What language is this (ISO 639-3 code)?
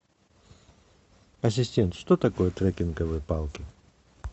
rus